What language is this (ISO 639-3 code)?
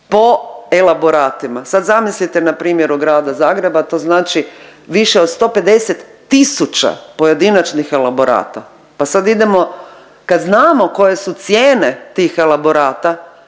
hrv